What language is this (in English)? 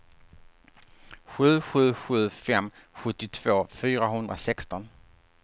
Swedish